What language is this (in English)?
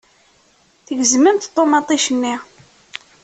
Kabyle